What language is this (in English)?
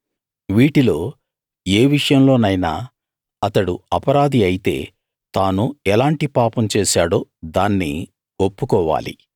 Telugu